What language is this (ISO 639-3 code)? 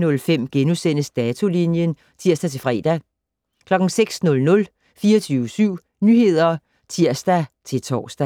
dan